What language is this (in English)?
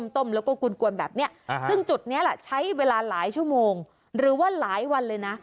Thai